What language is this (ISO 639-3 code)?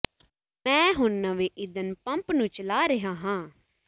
pan